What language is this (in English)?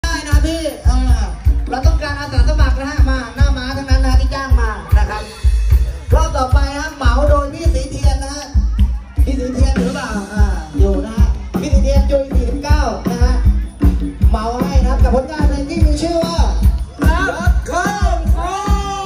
Thai